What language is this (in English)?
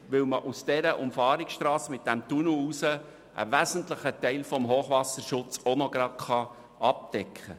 Swiss German